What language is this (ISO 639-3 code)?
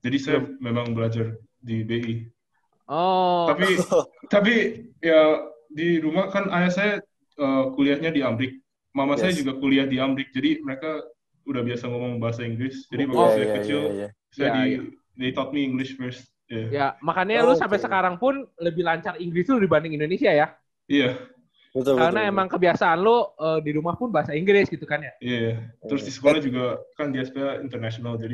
ind